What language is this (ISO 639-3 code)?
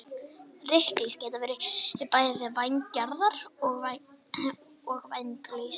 isl